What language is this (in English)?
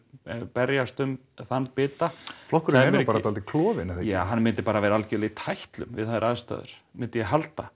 Icelandic